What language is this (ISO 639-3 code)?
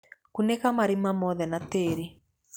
kik